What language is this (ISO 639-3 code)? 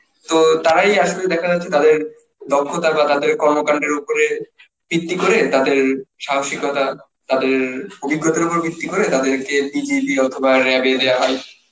ben